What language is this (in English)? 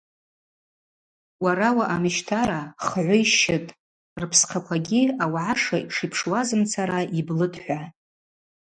Abaza